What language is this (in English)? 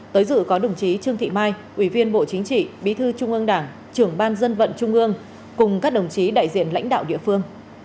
Vietnamese